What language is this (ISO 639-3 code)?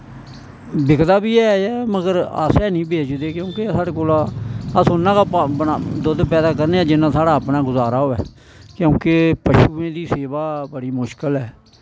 doi